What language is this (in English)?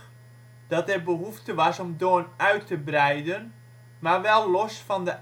Dutch